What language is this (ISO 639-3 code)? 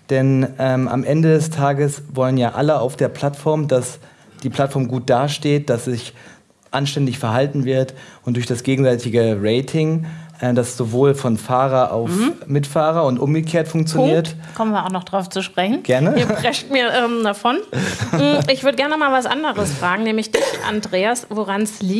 deu